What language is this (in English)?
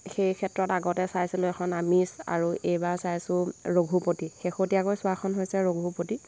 Assamese